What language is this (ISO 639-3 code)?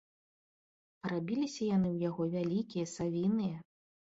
bel